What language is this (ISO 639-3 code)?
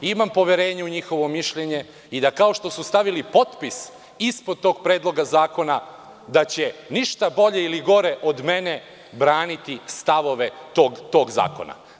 srp